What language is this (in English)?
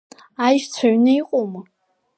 Abkhazian